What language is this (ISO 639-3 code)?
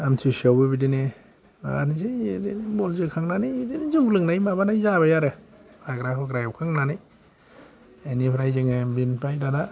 brx